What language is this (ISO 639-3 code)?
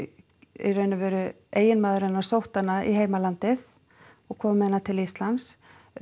isl